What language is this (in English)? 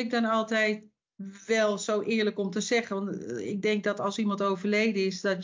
Dutch